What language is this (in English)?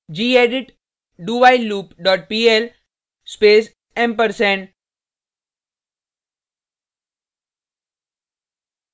Hindi